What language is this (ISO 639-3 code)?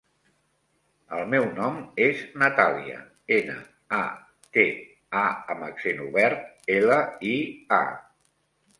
cat